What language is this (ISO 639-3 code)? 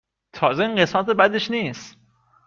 fas